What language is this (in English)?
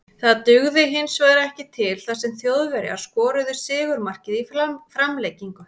Icelandic